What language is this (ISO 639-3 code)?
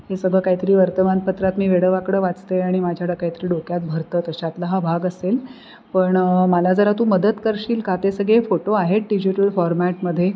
mar